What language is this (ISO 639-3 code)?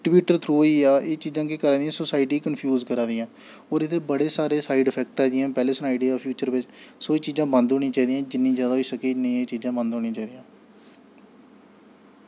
doi